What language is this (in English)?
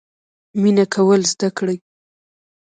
Pashto